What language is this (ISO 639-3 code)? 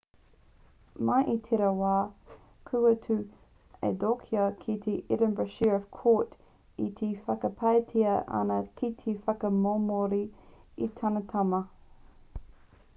mri